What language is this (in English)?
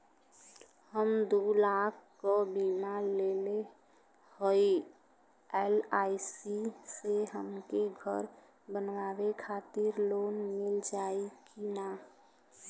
Bhojpuri